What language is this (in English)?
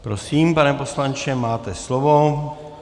Czech